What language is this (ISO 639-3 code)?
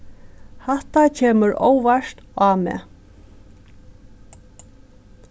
fao